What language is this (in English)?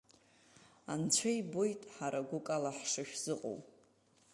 Abkhazian